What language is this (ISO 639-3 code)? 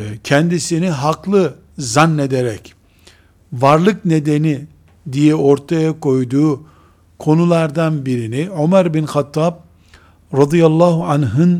tur